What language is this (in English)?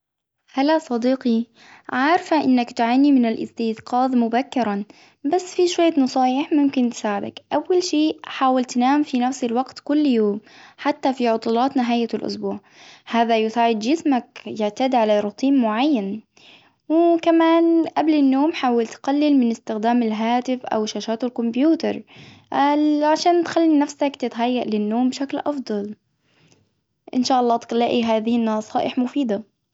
Hijazi Arabic